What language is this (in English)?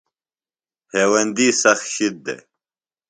Phalura